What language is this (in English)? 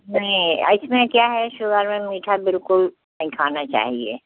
Hindi